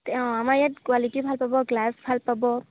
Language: Assamese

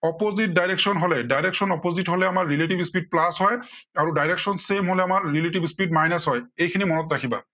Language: Assamese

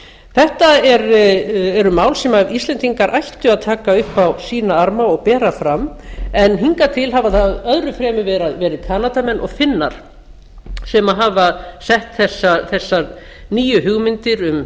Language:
Icelandic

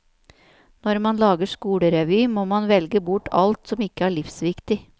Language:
Norwegian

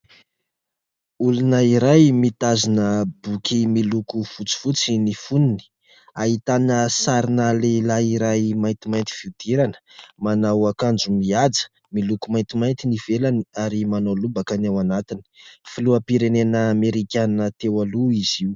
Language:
Malagasy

